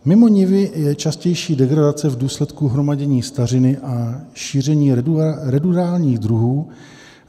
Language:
Czech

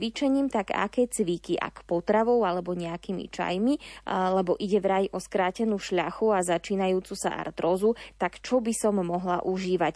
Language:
Slovak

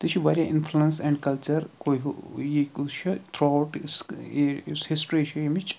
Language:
Kashmiri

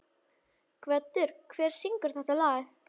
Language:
Icelandic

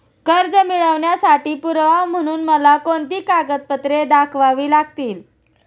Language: Marathi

